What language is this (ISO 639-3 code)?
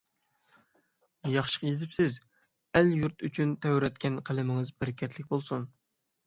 uig